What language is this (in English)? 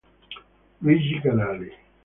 Italian